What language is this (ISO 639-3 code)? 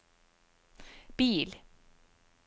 nor